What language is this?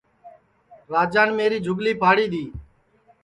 Sansi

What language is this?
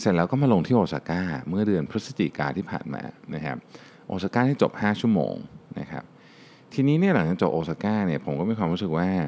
Thai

